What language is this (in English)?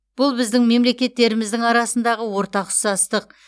Kazakh